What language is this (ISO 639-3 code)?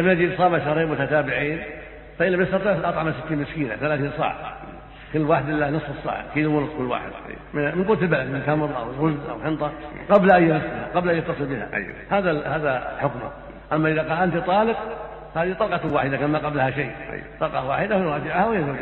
ara